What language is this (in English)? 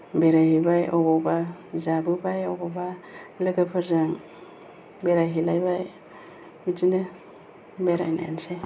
Bodo